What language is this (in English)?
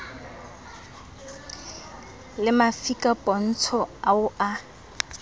Southern Sotho